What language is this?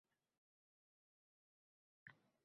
Uzbek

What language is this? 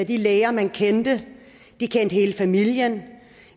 Danish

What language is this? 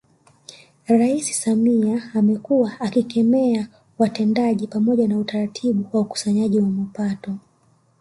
Swahili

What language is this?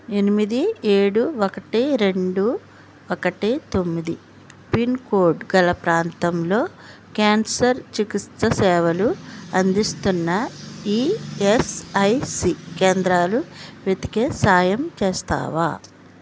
Telugu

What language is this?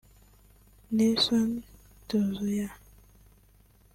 Kinyarwanda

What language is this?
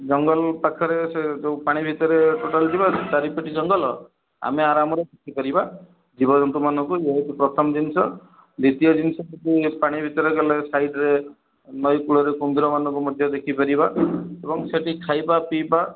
Odia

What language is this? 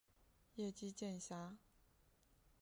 Chinese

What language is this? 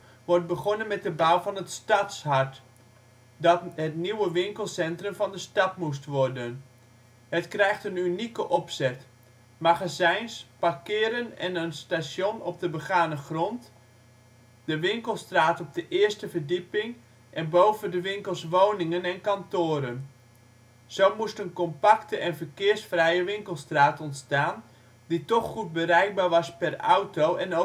Dutch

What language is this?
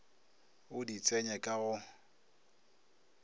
Northern Sotho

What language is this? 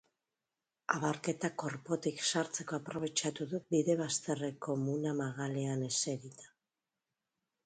Basque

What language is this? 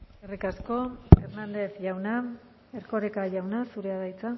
Basque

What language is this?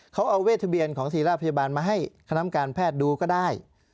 Thai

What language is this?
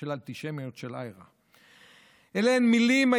Hebrew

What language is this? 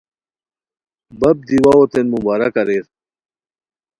Khowar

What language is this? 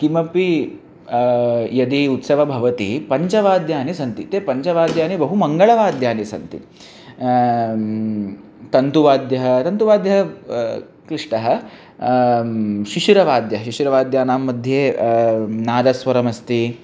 Sanskrit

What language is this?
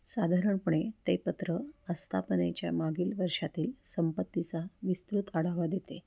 Marathi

